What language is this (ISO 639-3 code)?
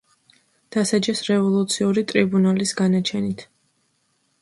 kat